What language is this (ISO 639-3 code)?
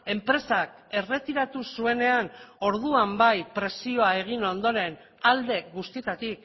eus